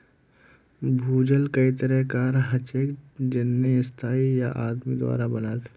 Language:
Magahi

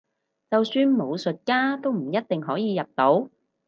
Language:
Cantonese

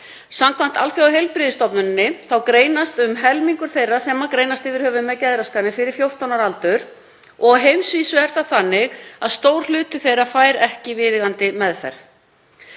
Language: Icelandic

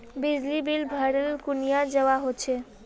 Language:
Magahi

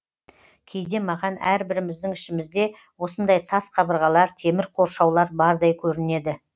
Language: Kazakh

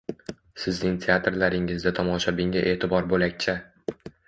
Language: Uzbek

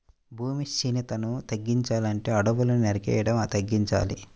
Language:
Telugu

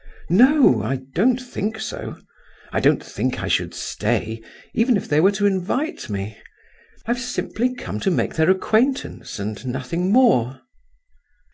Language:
English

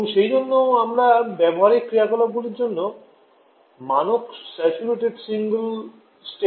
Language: Bangla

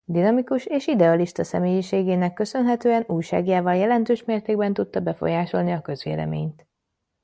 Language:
Hungarian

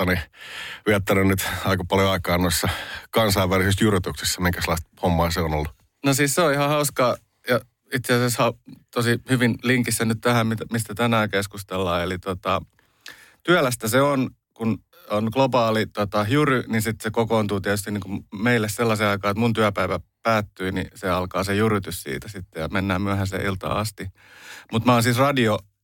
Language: Finnish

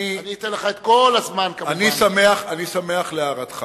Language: Hebrew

